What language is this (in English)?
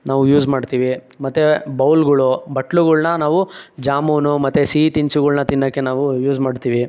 Kannada